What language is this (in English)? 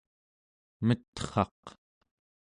Central Yupik